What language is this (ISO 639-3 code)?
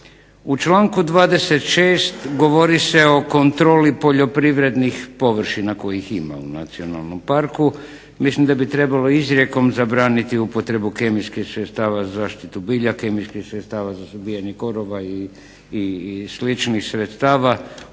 hrv